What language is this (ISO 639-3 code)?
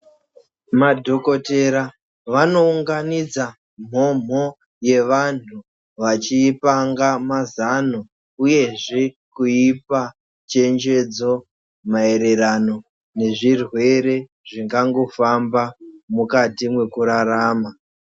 ndc